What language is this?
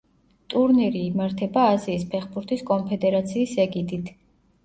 Georgian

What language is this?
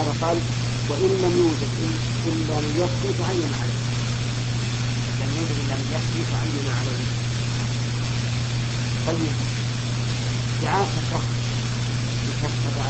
Arabic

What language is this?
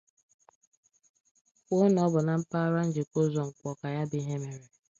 Igbo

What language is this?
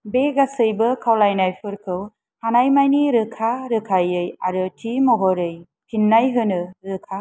Bodo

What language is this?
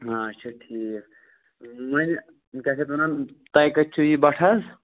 Kashmiri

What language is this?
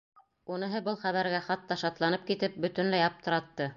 Bashkir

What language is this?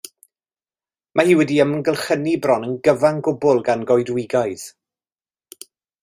Welsh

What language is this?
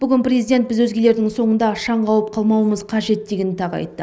Kazakh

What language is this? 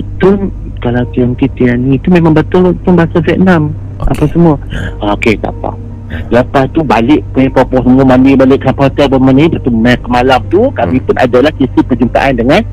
Malay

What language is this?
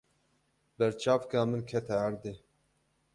Kurdish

